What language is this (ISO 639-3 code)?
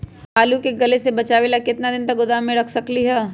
mag